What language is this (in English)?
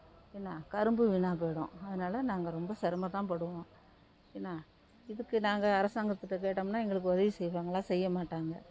Tamil